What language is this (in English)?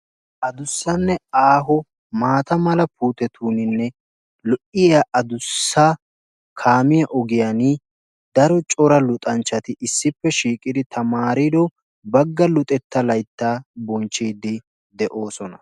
Wolaytta